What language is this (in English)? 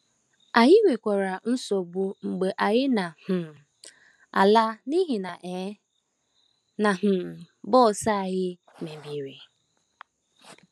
Igbo